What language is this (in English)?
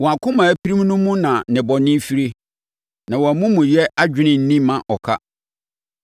Akan